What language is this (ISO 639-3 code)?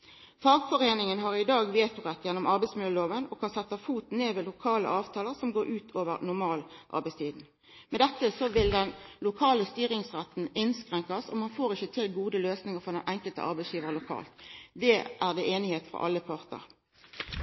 nno